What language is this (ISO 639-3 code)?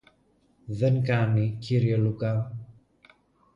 ell